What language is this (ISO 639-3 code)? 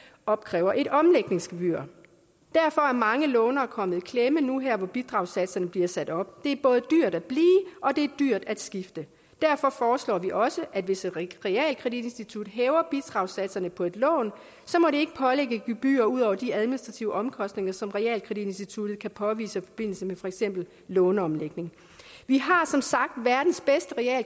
dan